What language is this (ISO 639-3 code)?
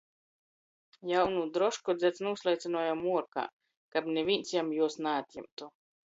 ltg